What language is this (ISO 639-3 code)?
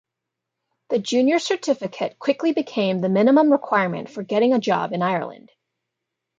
eng